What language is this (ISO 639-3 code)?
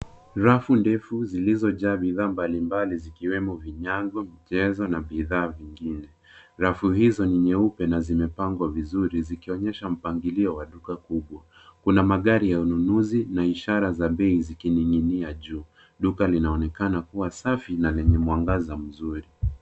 swa